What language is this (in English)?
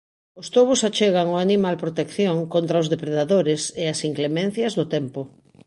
Galician